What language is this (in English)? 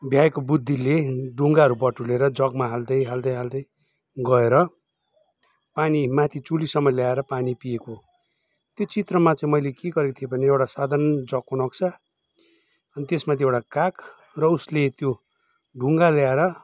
Nepali